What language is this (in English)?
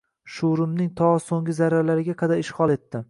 Uzbek